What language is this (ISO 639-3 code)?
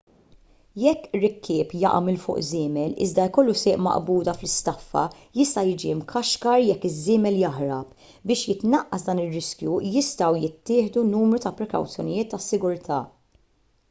mlt